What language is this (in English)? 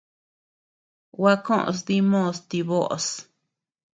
Tepeuxila Cuicatec